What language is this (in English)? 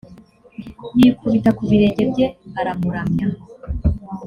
Kinyarwanda